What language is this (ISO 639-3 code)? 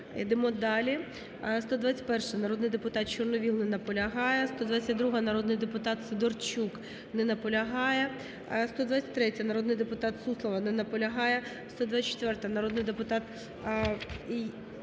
ukr